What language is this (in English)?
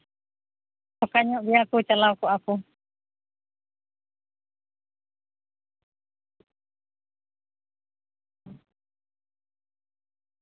Santali